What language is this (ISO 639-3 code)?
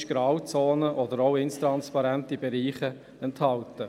gsw